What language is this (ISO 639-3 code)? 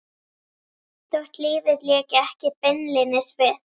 isl